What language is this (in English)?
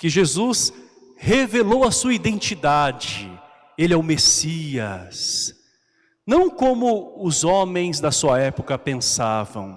Portuguese